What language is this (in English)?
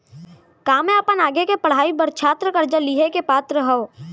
Chhattisgarhi